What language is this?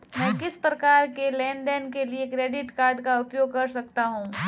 Hindi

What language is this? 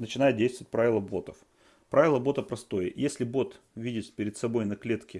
Russian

